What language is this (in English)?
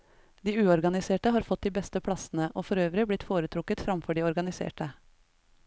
Norwegian